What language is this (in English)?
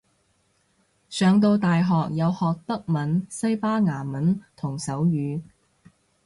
Cantonese